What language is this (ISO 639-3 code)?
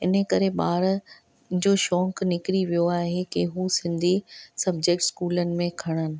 snd